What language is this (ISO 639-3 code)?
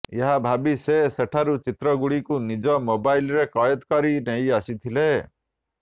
ori